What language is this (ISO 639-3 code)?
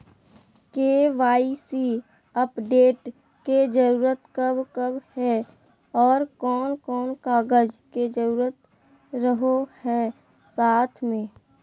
mag